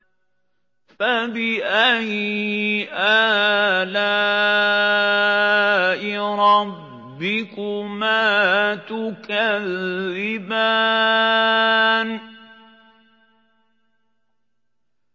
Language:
Arabic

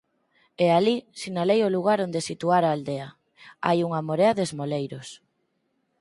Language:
Galician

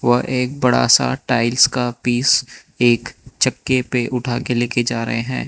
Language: Hindi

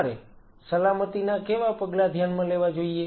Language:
Gujarati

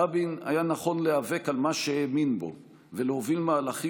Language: Hebrew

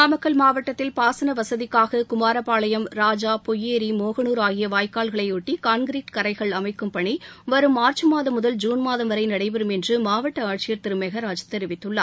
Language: Tamil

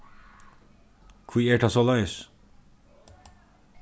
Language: Faroese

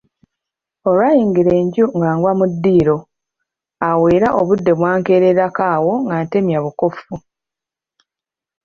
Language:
Ganda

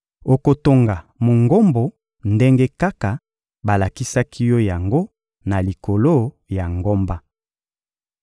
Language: Lingala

